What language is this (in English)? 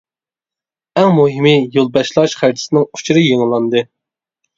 Uyghur